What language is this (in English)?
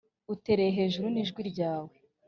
Kinyarwanda